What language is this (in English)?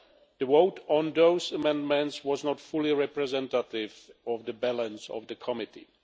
English